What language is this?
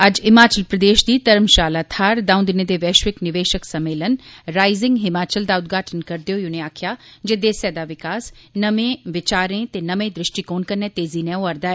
Dogri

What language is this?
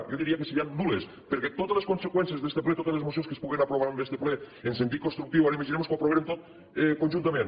Catalan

